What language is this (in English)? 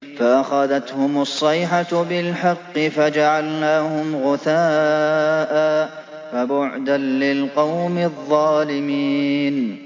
Arabic